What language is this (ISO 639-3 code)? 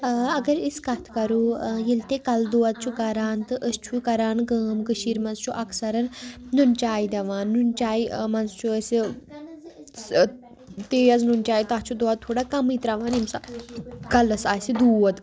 kas